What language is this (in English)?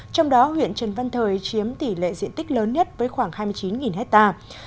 Vietnamese